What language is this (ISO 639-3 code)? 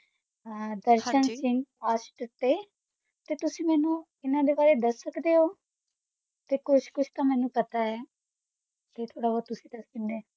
pan